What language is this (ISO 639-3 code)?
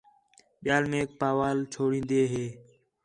xhe